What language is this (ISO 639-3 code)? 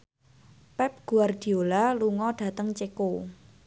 jav